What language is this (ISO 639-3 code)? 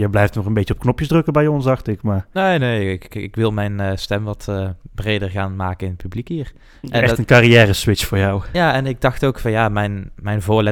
nld